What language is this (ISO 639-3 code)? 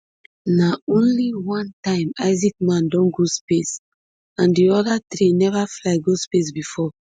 pcm